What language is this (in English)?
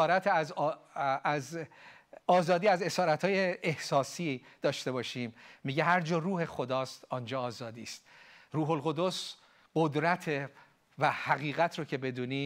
Persian